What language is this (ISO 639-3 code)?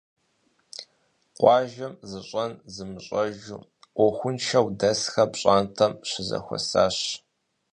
kbd